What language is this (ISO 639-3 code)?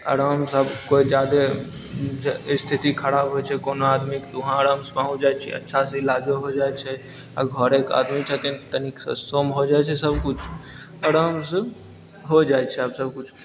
mai